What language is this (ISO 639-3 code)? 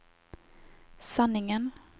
swe